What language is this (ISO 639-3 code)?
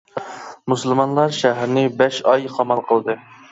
uig